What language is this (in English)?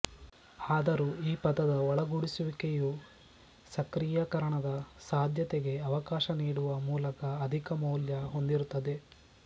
Kannada